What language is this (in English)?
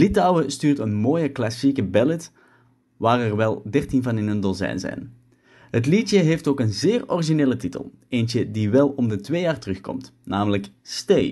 Dutch